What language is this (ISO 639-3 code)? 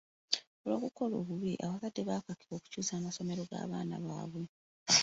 lug